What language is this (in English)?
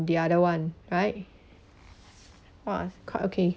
English